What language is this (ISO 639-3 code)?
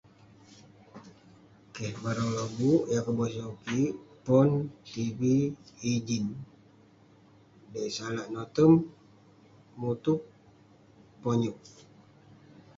pne